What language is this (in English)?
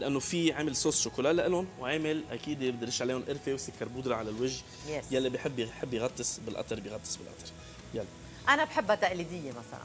Arabic